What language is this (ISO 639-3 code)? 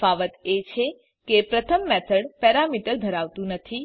guj